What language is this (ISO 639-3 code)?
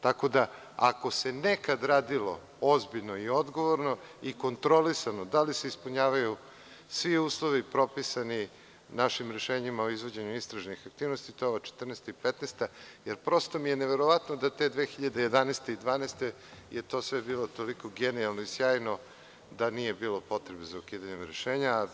srp